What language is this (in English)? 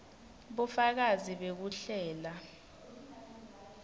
Swati